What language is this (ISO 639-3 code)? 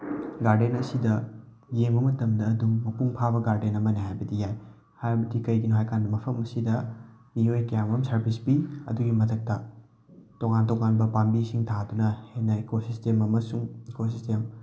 mni